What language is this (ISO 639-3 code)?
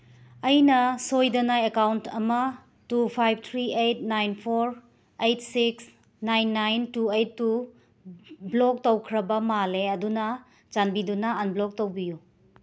mni